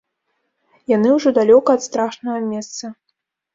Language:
Belarusian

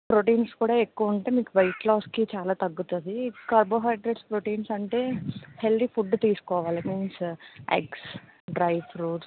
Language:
Telugu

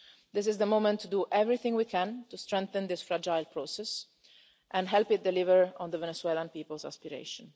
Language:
English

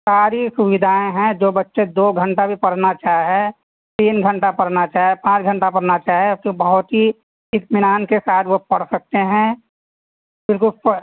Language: Urdu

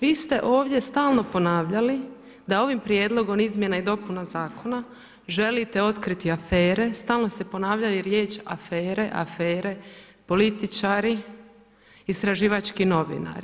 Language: Croatian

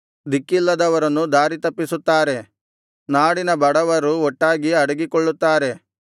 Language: Kannada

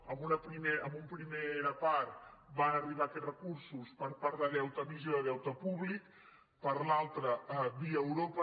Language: Catalan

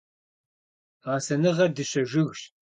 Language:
Kabardian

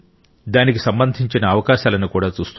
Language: Telugu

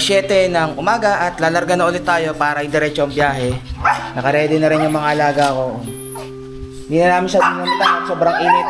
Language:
Filipino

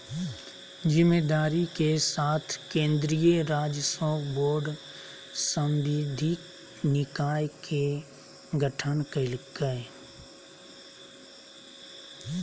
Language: Magahi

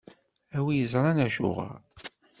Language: Kabyle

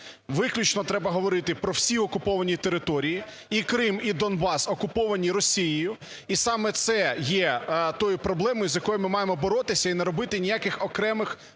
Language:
Ukrainian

